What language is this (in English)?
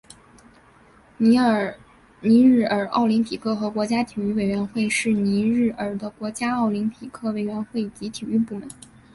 Chinese